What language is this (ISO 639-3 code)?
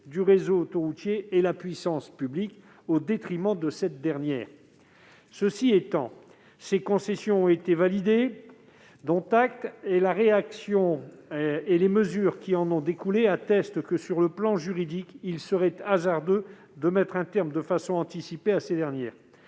fra